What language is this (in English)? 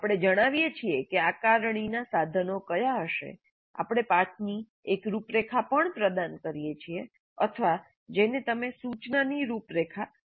Gujarati